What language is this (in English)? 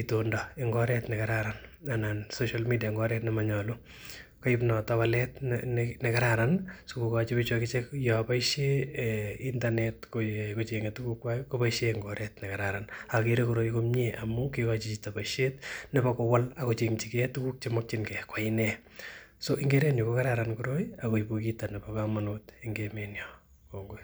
Kalenjin